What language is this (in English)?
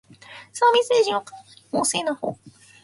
Japanese